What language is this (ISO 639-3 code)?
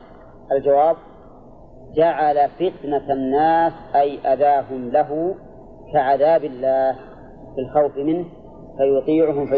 ara